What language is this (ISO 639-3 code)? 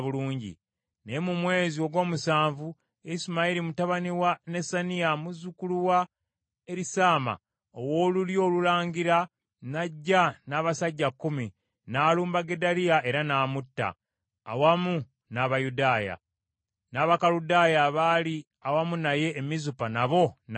lug